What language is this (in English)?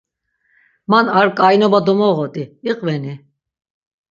Laz